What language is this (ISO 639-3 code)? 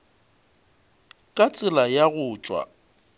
nso